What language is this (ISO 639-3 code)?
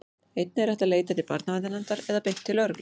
isl